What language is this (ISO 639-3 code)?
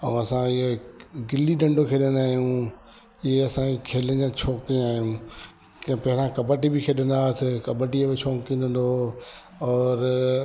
snd